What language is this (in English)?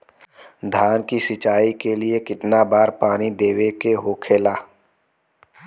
Bhojpuri